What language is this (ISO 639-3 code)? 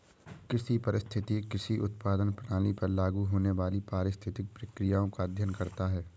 hin